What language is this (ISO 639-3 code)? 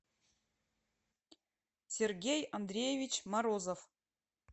rus